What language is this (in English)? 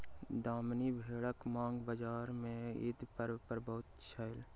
Maithili